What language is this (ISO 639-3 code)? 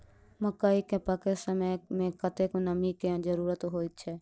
mai